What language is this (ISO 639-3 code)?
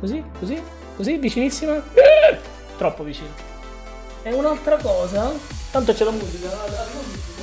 ita